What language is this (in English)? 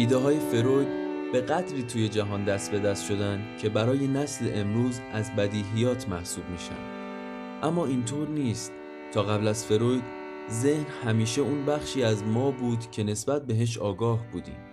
Persian